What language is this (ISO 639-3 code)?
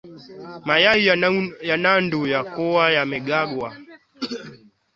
swa